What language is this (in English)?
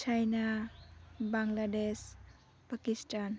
Bodo